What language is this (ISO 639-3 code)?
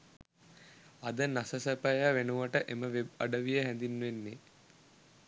sin